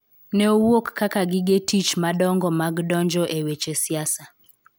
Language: Luo (Kenya and Tanzania)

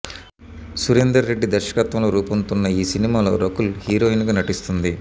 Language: Telugu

